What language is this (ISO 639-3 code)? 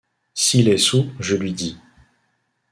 fra